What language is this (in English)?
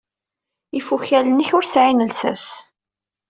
Kabyle